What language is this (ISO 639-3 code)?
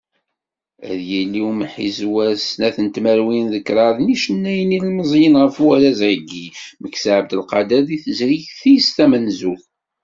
kab